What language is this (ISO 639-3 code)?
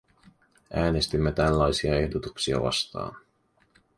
fin